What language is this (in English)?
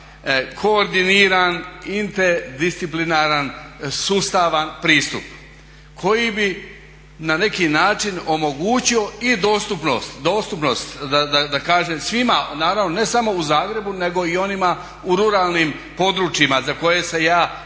Croatian